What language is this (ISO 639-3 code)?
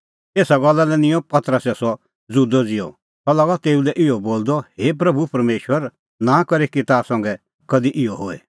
kfx